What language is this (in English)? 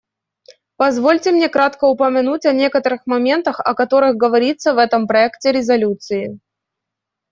Russian